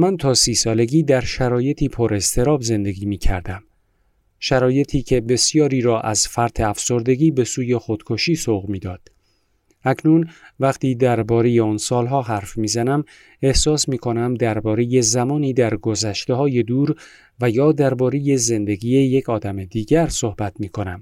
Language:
Persian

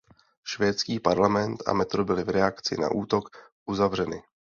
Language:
Czech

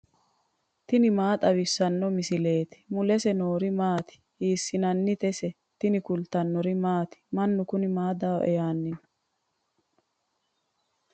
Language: Sidamo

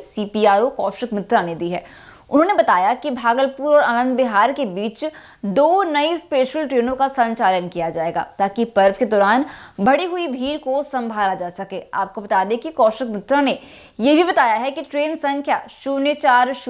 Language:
Hindi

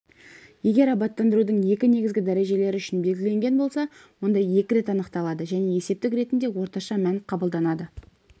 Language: Kazakh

